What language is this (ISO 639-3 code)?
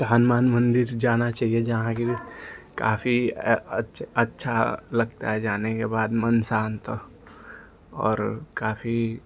hin